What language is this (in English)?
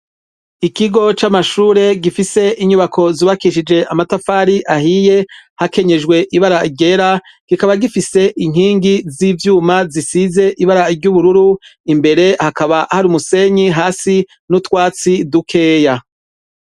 Rundi